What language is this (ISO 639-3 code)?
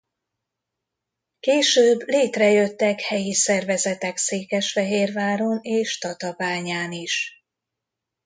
hun